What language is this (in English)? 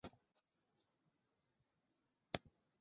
Chinese